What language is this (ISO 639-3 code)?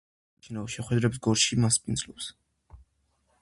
kat